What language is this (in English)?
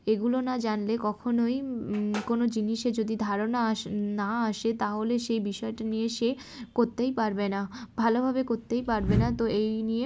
Bangla